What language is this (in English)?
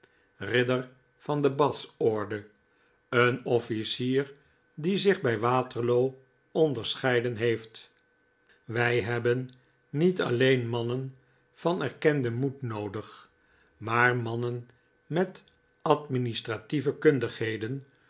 Dutch